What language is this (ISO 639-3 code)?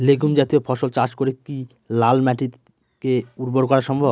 ben